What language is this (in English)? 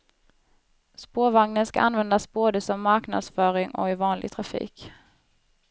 Swedish